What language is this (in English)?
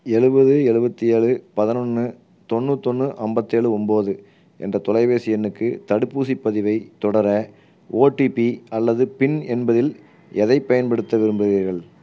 Tamil